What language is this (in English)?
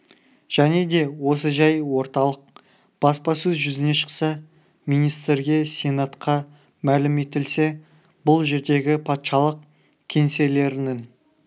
Kazakh